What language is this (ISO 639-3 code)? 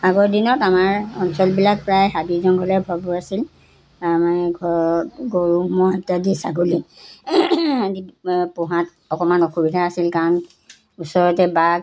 asm